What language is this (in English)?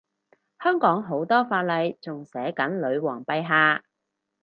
Cantonese